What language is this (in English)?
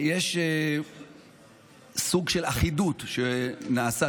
Hebrew